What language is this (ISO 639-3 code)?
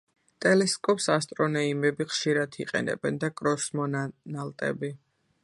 kat